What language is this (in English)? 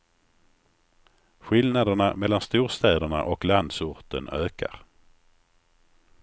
Swedish